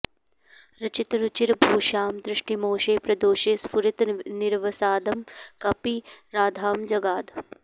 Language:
Sanskrit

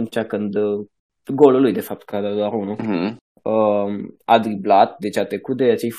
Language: Romanian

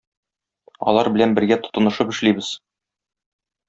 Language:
Tatar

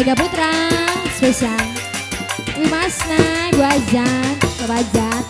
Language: Indonesian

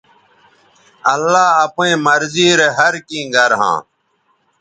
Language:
Bateri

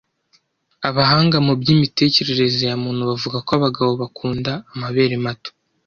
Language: Kinyarwanda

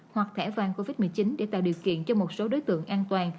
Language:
Vietnamese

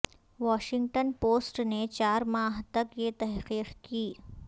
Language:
Urdu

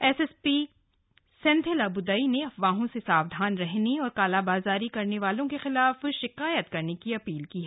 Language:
Hindi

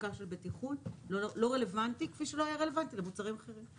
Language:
Hebrew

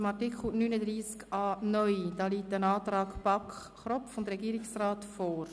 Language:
Swiss German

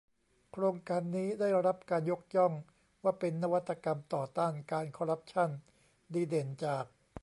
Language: Thai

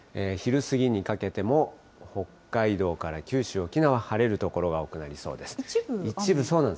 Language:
Japanese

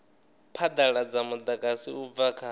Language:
Venda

